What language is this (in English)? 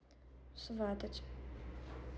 Russian